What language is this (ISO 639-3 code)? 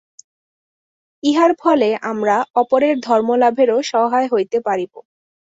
ben